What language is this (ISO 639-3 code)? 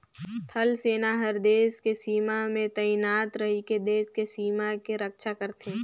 hne